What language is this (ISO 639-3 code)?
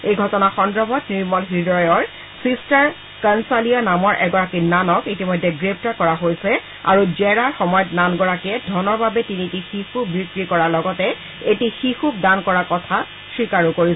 asm